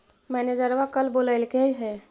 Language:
Magahi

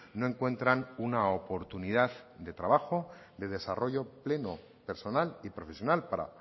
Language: Spanish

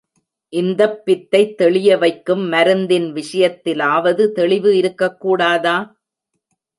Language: Tamil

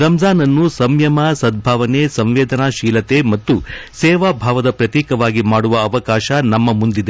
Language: Kannada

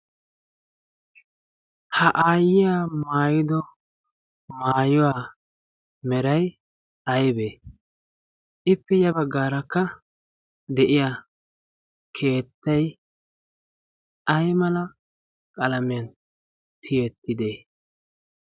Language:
Wolaytta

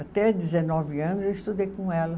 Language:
Portuguese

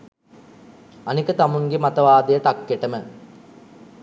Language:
Sinhala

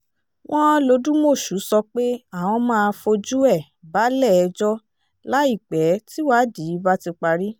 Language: Yoruba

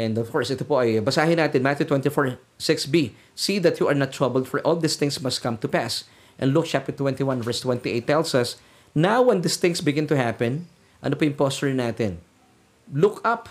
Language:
Filipino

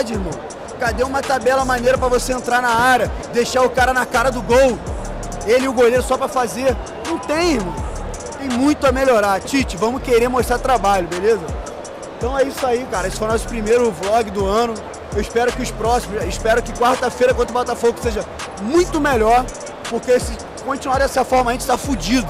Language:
Portuguese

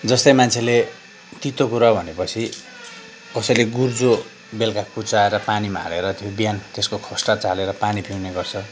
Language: Nepali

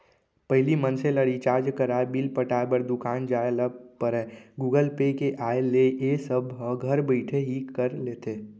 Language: Chhattisgarhi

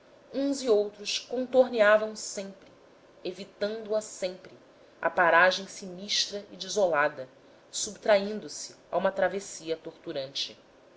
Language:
Portuguese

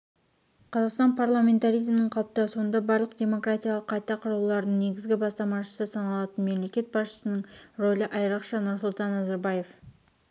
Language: Kazakh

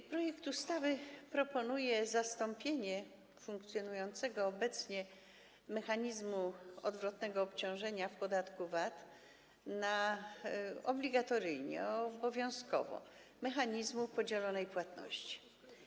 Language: Polish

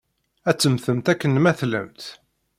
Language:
Kabyle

